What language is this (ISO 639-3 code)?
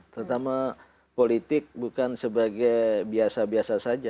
ind